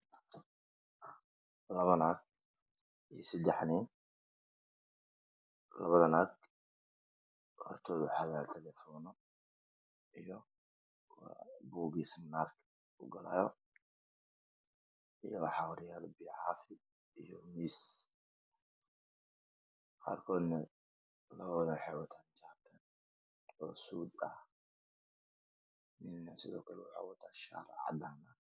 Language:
Somali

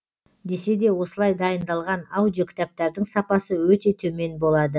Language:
Kazakh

